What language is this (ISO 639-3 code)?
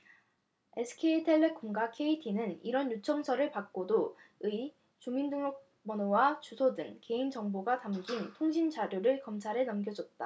kor